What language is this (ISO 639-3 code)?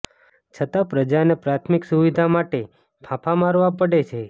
guj